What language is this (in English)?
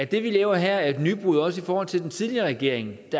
Danish